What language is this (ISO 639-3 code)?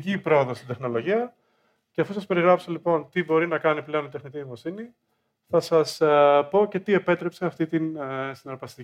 ell